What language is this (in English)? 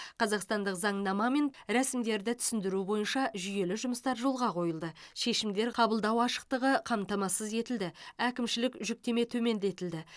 Kazakh